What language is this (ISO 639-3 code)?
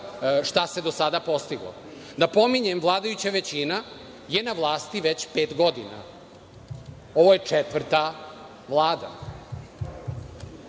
srp